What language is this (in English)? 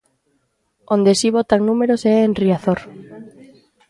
Galician